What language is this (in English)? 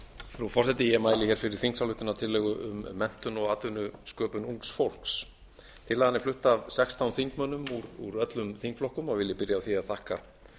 Icelandic